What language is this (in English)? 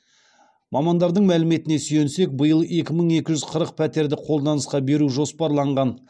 Kazakh